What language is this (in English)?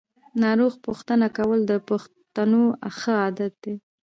Pashto